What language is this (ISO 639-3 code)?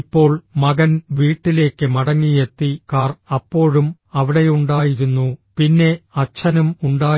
mal